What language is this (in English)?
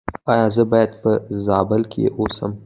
Pashto